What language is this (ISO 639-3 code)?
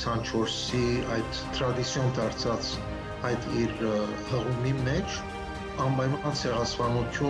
ron